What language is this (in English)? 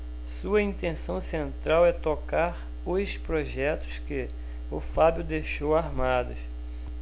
Portuguese